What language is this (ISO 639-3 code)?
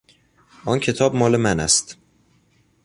fas